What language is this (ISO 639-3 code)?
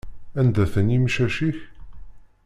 kab